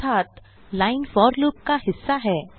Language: Hindi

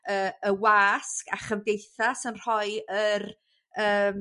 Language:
Welsh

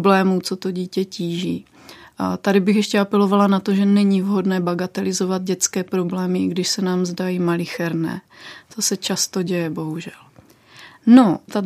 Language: Czech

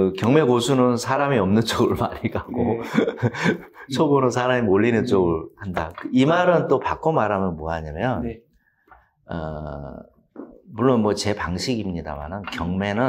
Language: Korean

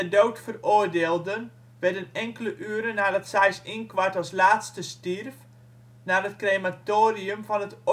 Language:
Dutch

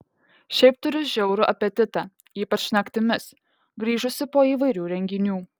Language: Lithuanian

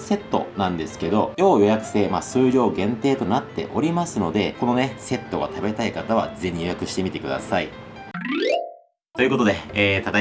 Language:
Japanese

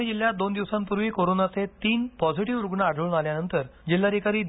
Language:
Marathi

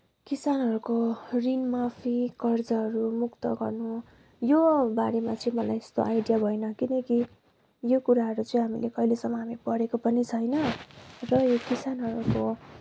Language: Nepali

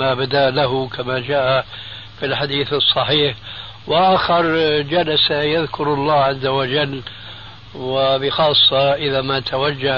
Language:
Arabic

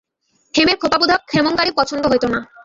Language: Bangla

